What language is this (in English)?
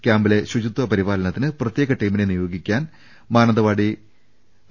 Malayalam